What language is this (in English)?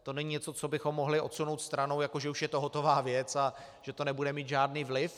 Czech